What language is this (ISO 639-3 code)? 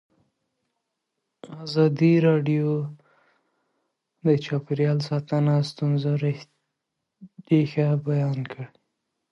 pus